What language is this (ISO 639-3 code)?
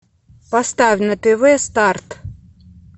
rus